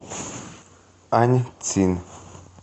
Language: Russian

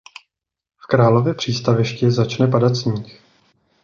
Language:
Czech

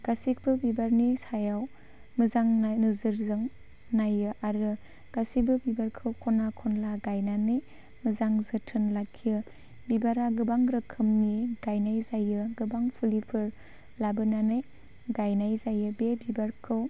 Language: Bodo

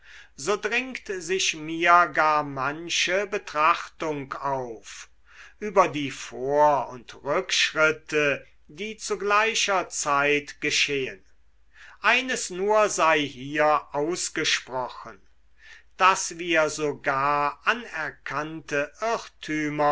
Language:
German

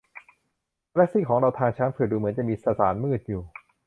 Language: Thai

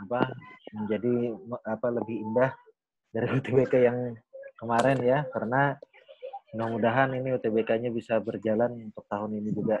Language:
Indonesian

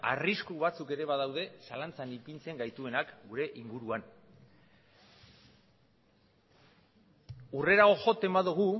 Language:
Basque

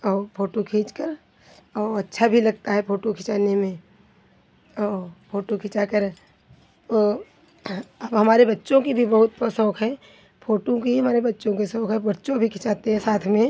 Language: Hindi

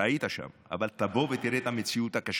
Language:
Hebrew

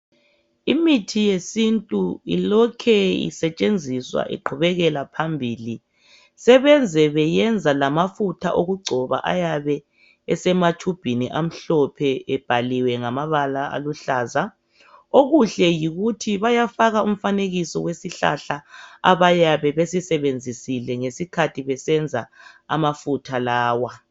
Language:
North Ndebele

